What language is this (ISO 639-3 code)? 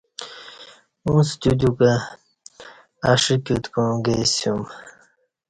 bsh